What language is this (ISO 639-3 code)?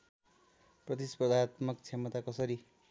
nep